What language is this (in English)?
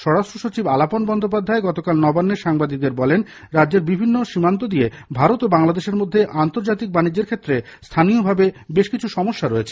Bangla